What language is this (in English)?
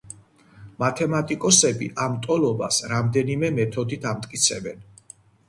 Georgian